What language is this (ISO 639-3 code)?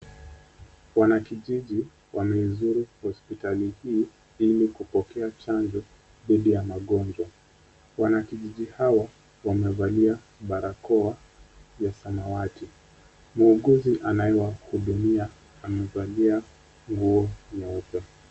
swa